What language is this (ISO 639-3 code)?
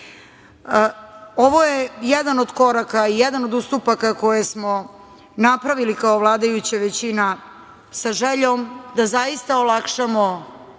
srp